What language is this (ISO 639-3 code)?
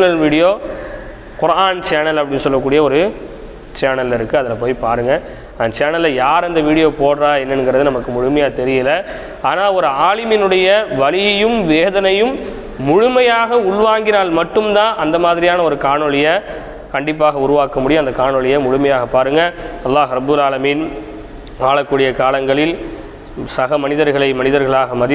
tam